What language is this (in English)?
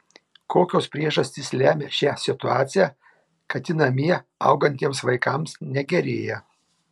Lithuanian